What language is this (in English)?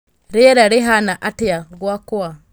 Kikuyu